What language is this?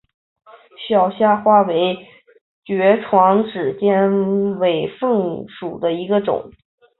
Chinese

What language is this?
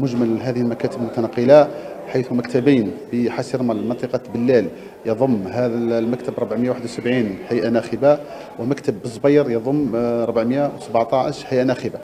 Arabic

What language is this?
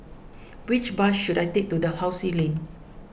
English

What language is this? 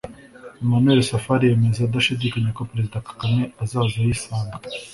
Kinyarwanda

